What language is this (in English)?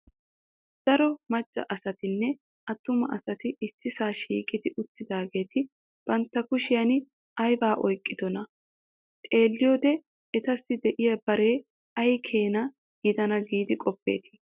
Wolaytta